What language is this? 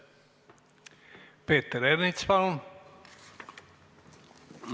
Estonian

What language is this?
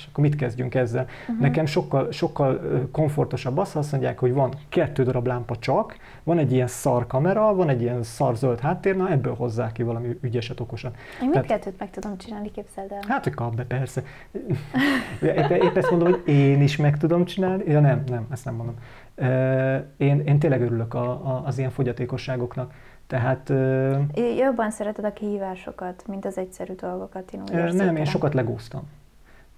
Hungarian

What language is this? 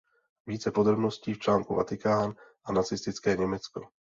Czech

